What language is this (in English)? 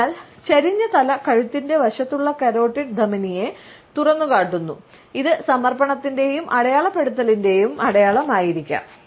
Malayalam